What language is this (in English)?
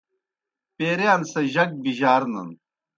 Kohistani Shina